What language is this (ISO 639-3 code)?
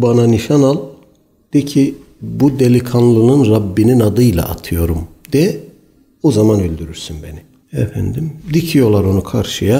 tur